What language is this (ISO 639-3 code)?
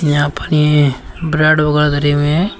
hin